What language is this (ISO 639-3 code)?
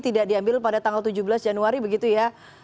ind